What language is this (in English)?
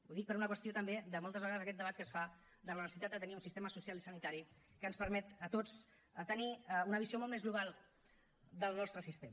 Catalan